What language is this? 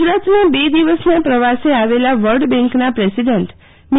Gujarati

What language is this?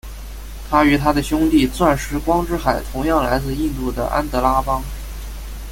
Chinese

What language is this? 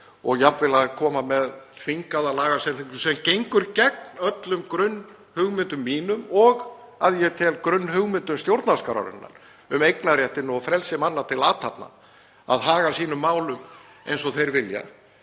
Icelandic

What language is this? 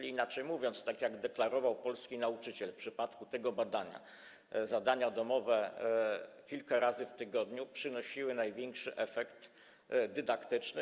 Polish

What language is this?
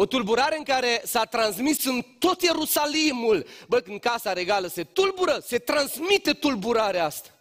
Romanian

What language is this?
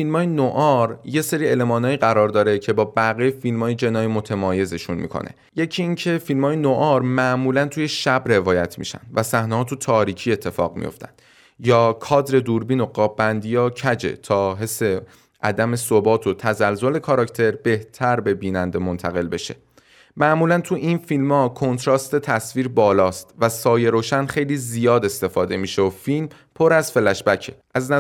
Persian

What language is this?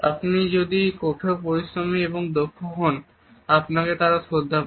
Bangla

